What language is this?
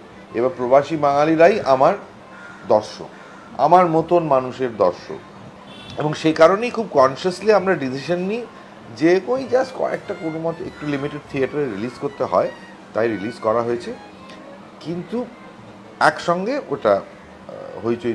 Bangla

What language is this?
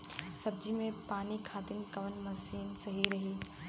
Bhojpuri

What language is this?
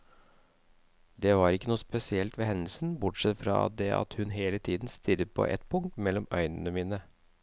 Norwegian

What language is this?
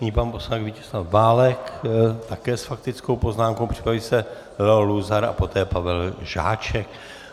Czech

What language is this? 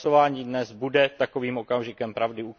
Czech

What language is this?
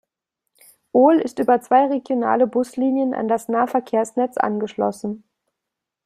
German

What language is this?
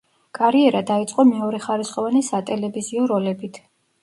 Georgian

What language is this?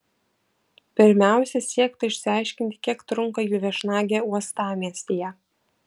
Lithuanian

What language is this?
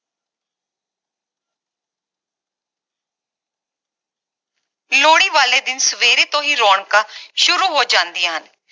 Punjabi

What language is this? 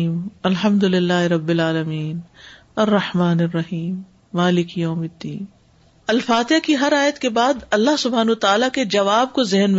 Urdu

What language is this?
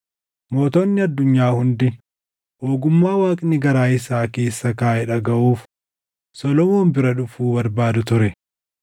Oromo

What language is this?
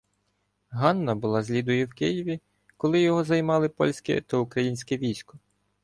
Ukrainian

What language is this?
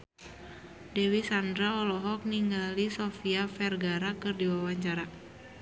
Sundanese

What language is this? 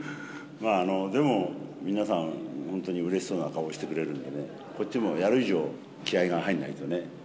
Japanese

